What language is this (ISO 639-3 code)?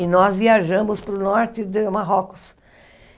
por